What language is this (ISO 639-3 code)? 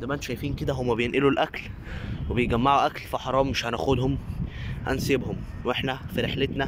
ara